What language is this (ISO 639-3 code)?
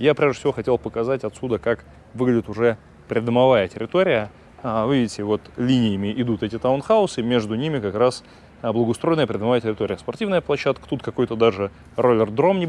rus